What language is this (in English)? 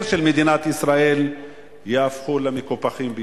Hebrew